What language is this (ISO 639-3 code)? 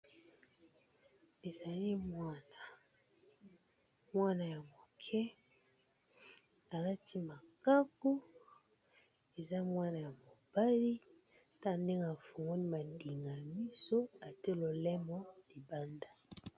lin